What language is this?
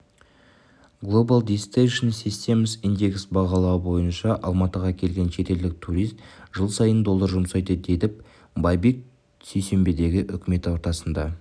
Kazakh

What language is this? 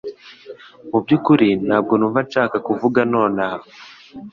Kinyarwanda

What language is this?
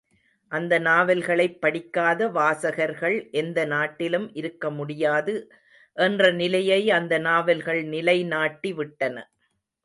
Tamil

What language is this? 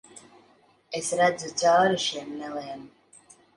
Latvian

